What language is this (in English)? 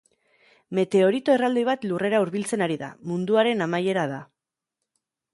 Basque